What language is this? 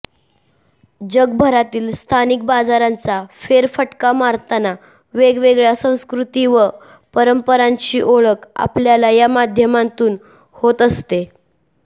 Marathi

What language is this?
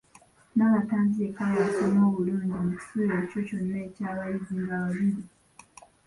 Ganda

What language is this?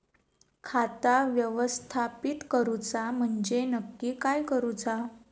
Marathi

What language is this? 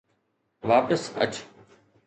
Sindhi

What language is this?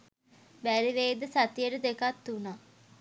Sinhala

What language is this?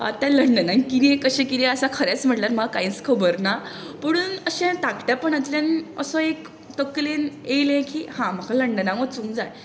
Konkani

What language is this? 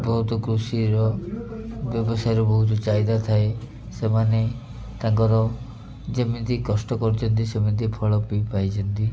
Odia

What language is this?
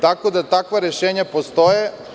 Serbian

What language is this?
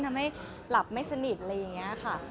Thai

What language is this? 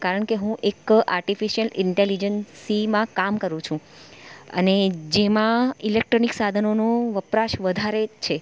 Gujarati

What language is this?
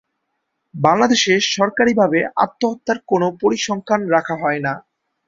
Bangla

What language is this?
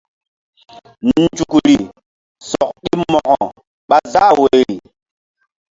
Mbum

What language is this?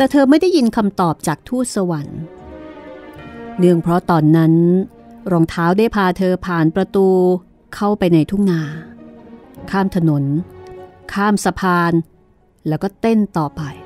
Thai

